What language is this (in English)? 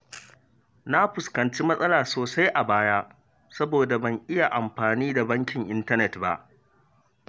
Hausa